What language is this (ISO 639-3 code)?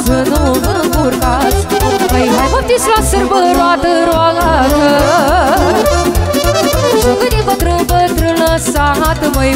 ron